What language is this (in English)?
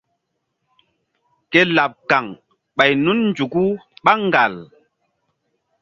Mbum